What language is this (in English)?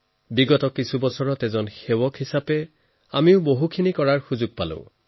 Assamese